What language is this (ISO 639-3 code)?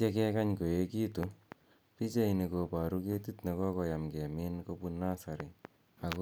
kln